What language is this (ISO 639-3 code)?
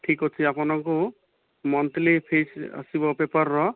ori